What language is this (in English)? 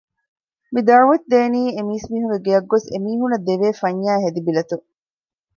Divehi